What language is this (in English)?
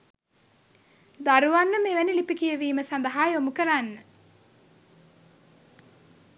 Sinhala